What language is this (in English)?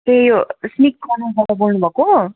Nepali